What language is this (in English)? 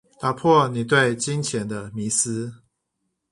Chinese